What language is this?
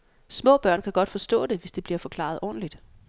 Danish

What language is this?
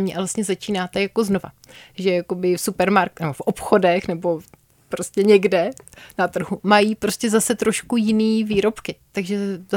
Czech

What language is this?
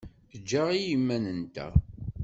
Kabyle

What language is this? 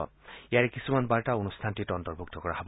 Assamese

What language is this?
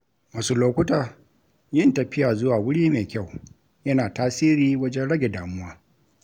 Hausa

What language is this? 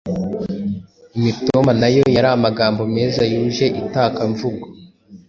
Kinyarwanda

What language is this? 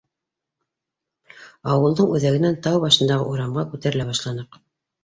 Bashkir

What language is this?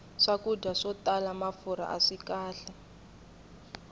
Tsonga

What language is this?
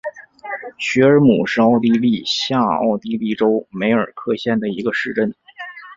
Chinese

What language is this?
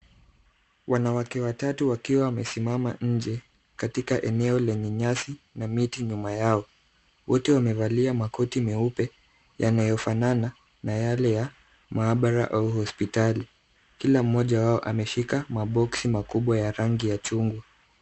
Swahili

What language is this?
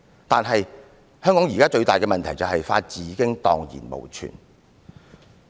Cantonese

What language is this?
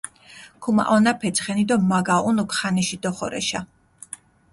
Mingrelian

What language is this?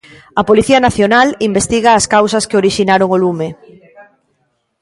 Galician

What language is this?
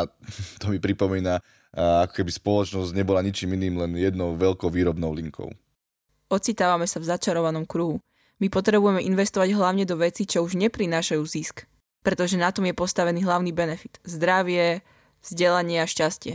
Slovak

